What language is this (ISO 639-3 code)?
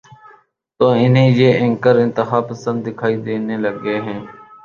urd